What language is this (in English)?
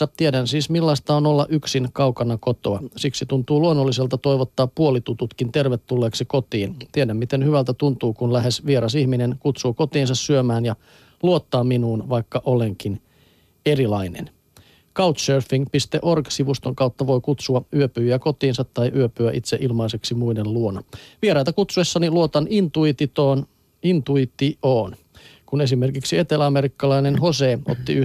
Finnish